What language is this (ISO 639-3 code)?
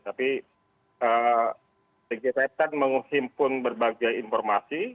ind